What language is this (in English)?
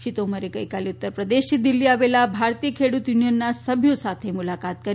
Gujarati